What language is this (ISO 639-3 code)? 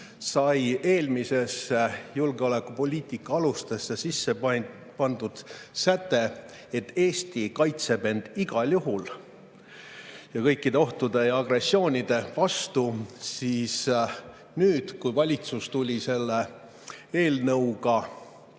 est